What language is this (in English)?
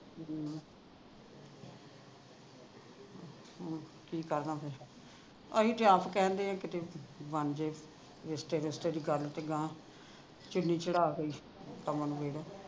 Punjabi